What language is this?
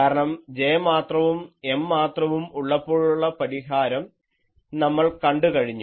Malayalam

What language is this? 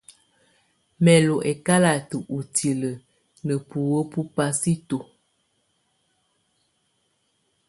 Tunen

